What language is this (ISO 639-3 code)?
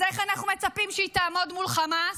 heb